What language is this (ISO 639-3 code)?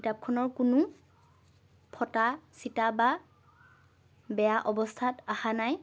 asm